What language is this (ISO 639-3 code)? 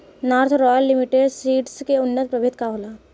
bho